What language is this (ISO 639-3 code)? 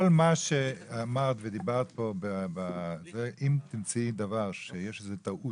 heb